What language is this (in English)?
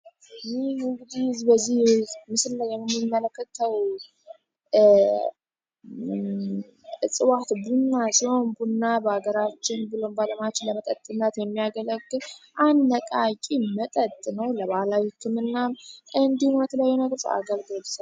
Amharic